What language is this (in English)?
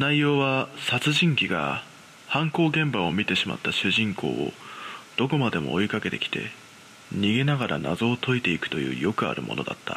Japanese